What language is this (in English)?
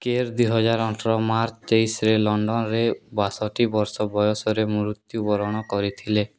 Odia